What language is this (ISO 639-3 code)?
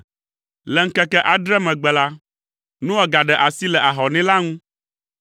ewe